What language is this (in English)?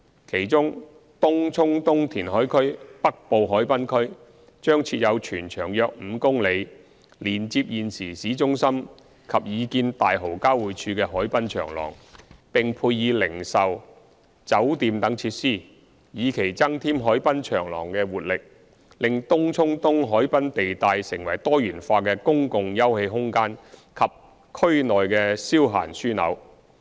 Cantonese